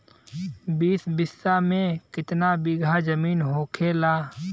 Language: Bhojpuri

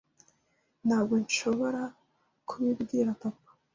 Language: Kinyarwanda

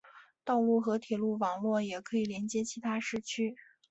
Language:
Chinese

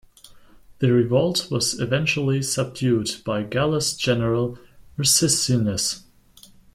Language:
English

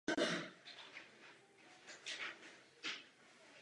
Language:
Czech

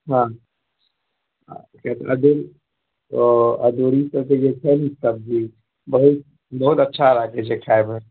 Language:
Maithili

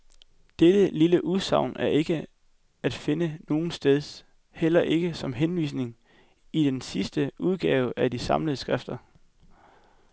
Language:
Danish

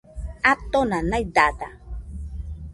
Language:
Nüpode Huitoto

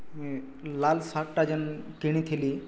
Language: Odia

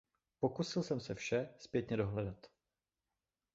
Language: Czech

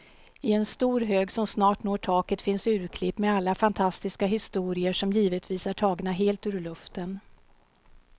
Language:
Swedish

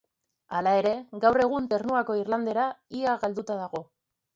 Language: Basque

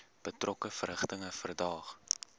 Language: Afrikaans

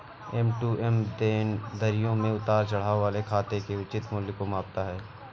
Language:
Hindi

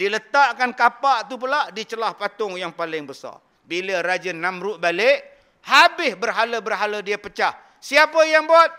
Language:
Malay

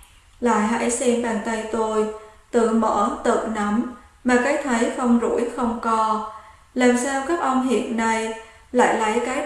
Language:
Vietnamese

